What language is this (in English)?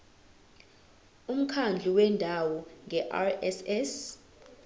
Zulu